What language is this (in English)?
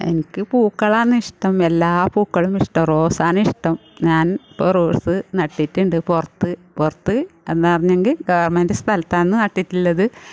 Malayalam